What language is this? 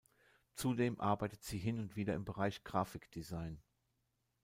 German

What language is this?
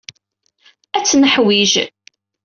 Kabyle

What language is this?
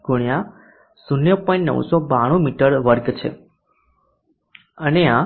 Gujarati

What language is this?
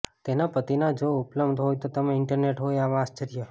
Gujarati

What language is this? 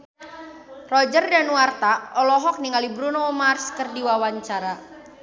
Sundanese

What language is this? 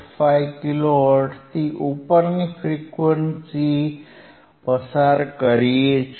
Gujarati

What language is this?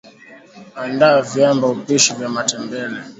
Swahili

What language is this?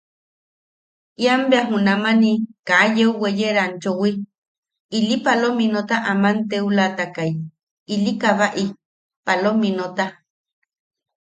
Yaqui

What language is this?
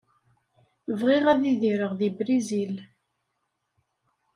Kabyle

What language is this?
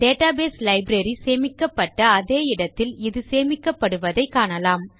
Tamil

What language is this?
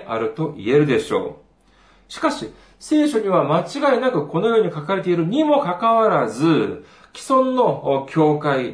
Japanese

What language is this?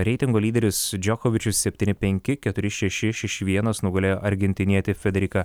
Lithuanian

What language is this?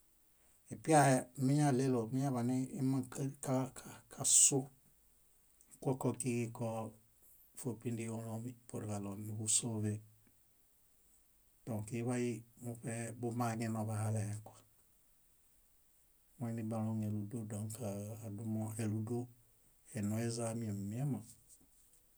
Bayot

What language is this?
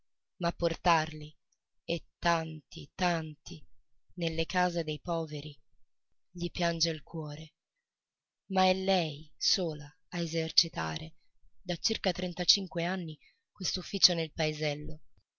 Italian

